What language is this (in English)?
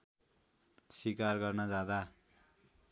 Nepali